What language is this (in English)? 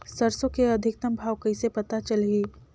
Chhattisgarhi